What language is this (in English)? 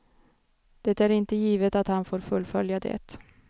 Swedish